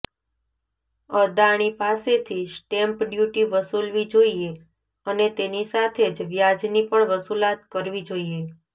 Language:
Gujarati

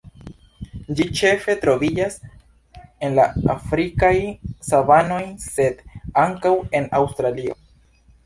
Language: Esperanto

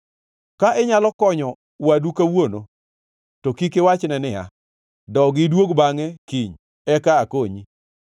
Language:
Luo (Kenya and Tanzania)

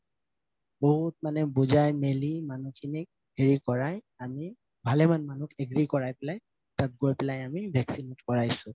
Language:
Assamese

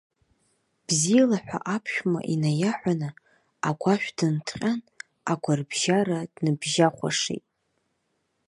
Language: Abkhazian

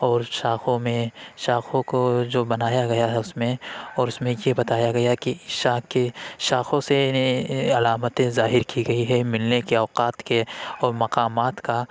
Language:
Urdu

